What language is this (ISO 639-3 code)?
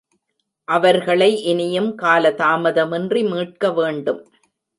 tam